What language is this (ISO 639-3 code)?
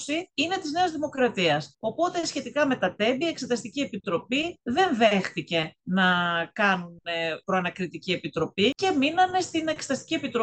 ell